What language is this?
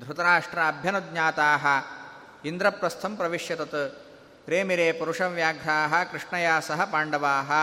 Kannada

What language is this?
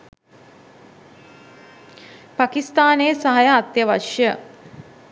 Sinhala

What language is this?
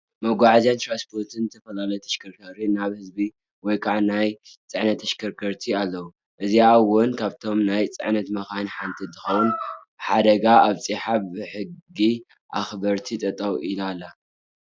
Tigrinya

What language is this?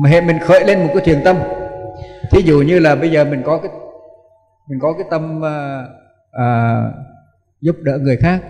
Vietnamese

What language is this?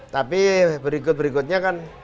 Indonesian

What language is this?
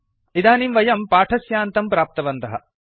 Sanskrit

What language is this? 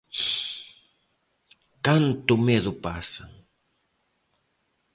Galician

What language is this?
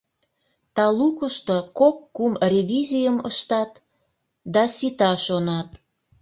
Mari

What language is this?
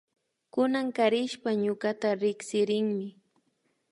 Imbabura Highland Quichua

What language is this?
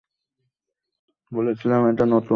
Bangla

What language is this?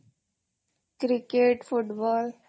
Odia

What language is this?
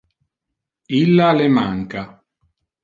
Interlingua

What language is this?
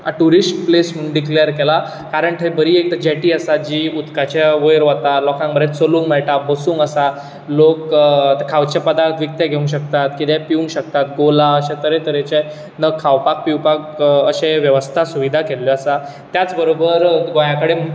Konkani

